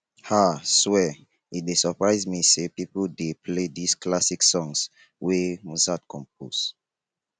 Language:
Nigerian Pidgin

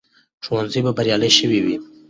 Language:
Pashto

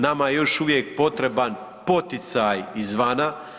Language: Croatian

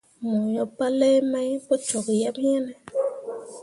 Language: Mundang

